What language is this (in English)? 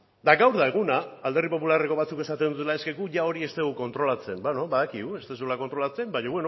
Basque